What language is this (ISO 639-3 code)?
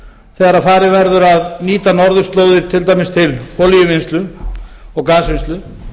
isl